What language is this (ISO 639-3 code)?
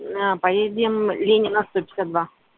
rus